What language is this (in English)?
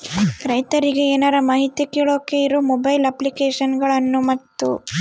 Kannada